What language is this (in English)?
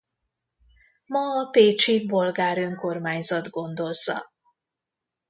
Hungarian